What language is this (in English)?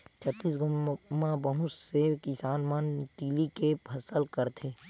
Chhattisgarhi